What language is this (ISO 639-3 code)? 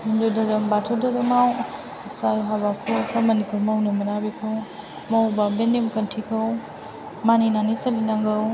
brx